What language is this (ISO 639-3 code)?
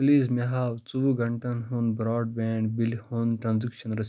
kas